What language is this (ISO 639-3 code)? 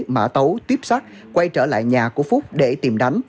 vie